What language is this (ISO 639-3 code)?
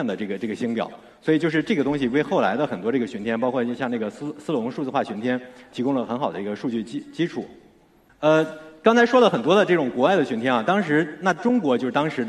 zho